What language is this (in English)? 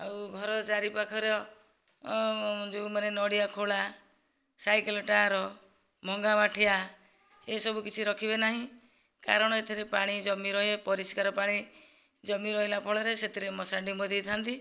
Odia